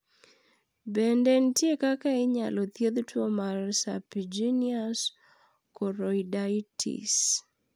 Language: Luo (Kenya and Tanzania)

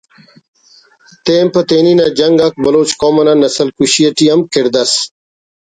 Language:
Brahui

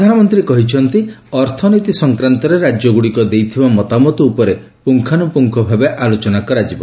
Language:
Odia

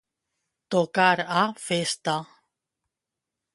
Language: Catalan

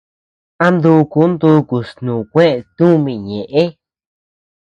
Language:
Tepeuxila Cuicatec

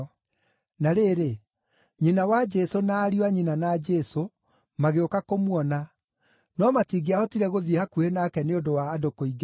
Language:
Kikuyu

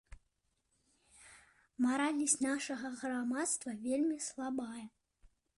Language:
Belarusian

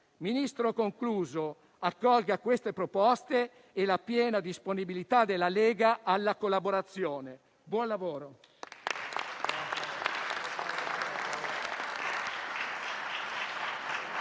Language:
Italian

